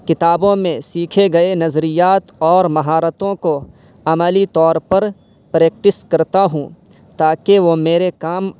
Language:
Urdu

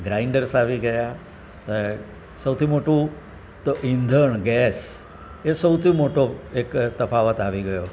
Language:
Gujarati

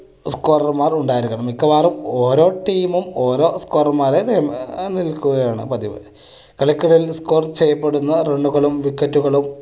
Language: Malayalam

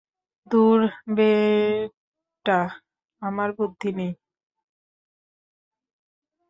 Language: Bangla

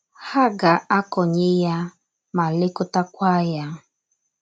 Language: Igbo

